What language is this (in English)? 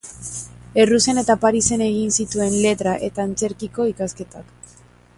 Basque